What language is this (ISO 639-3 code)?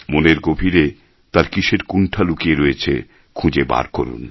ben